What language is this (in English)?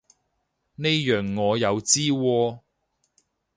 Cantonese